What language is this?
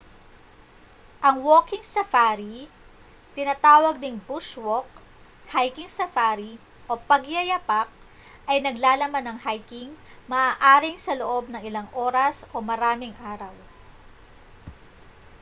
Filipino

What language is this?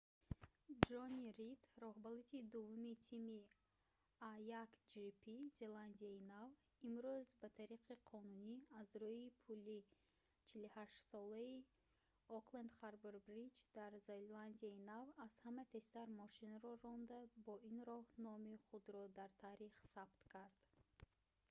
Tajik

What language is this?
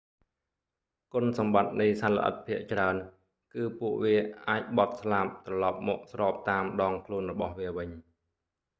Khmer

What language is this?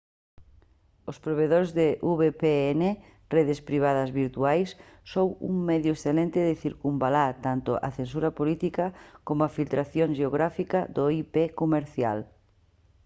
Galician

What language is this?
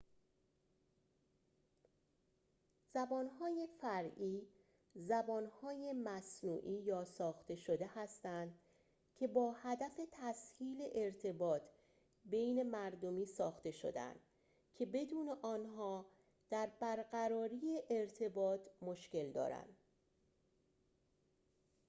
Persian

